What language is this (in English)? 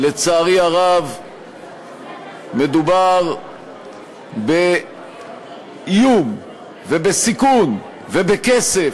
Hebrew